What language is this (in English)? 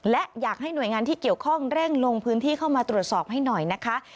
Thai